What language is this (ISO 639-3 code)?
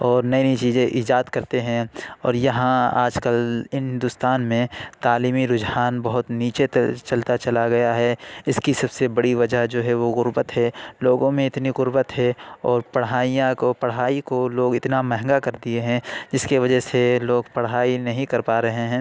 urd